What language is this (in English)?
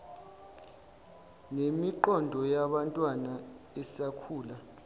Zulu